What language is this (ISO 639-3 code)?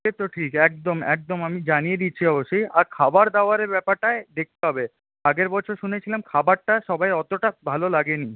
ben